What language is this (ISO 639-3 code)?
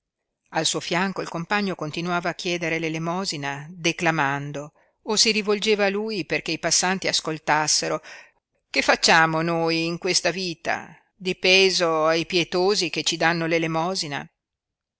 ita